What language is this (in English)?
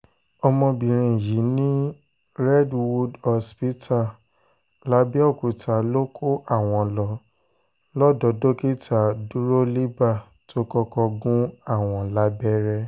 Yoruba